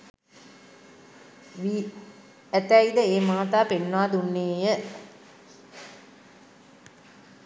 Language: Sinhala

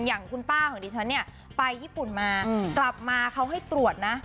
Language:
Thai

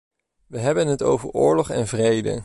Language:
Dutch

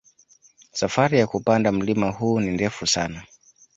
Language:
Swahili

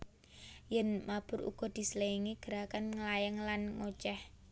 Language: Javanese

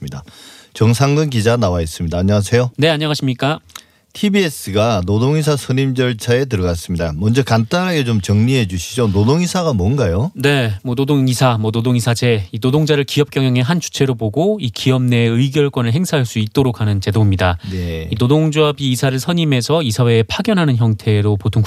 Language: Korean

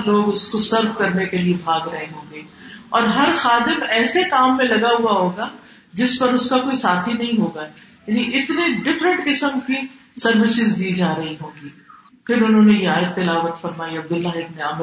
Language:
Urdu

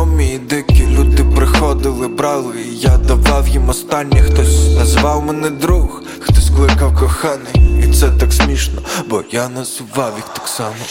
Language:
Ukrainian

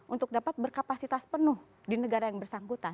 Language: Indonesian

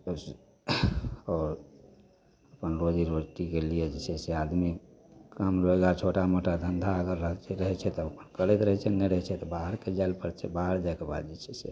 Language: Maithili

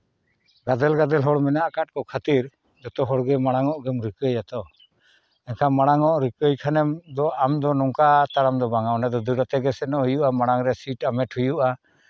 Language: Santali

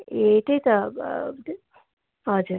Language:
Nepali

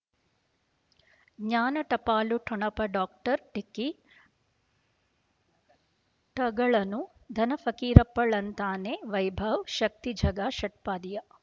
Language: Kannada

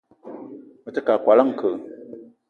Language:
Eton (Cameroon)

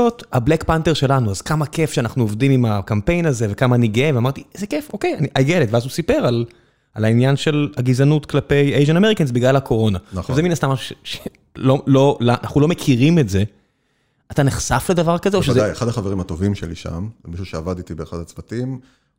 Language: Hebrew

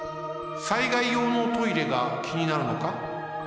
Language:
Japanese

